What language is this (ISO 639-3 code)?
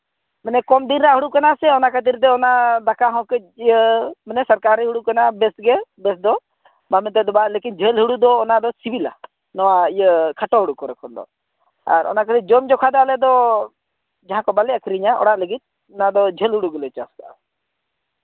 sat